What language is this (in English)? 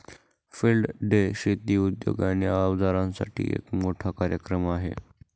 Marathi